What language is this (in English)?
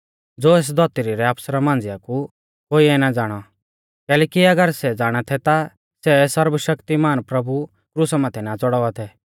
Mahasu Pahari